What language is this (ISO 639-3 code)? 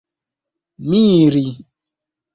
epo